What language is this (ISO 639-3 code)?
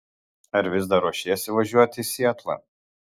lit